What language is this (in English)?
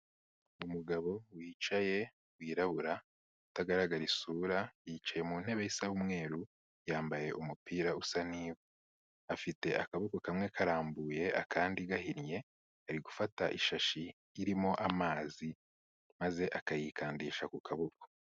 Kinyarwanda